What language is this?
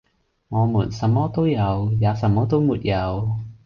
Cantonese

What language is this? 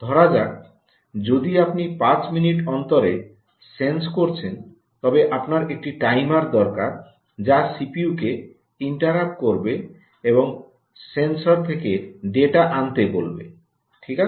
Bangla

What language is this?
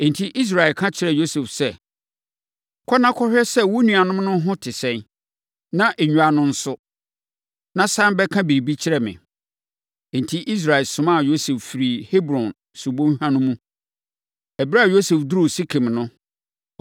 Akan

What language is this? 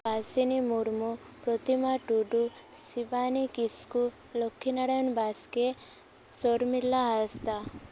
Santali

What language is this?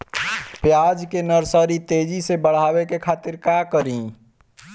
Bhojpuri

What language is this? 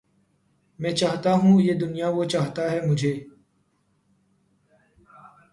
Urdu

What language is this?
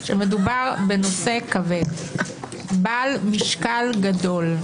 Hebrew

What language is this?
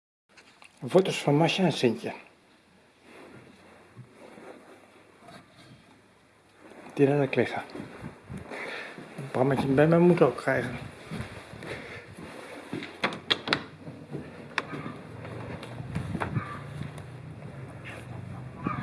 Dutch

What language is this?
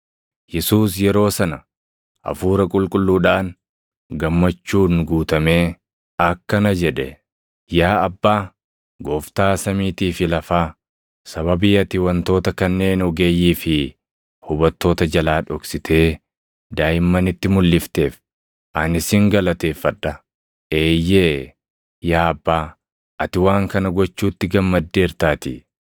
Oromo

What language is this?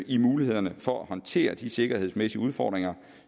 Danish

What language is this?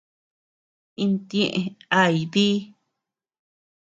Tepeuxila Cuicatec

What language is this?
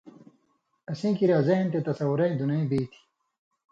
Indus Kohistani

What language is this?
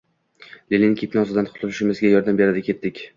Uzbek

